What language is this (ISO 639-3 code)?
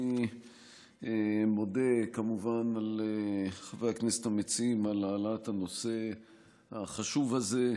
heb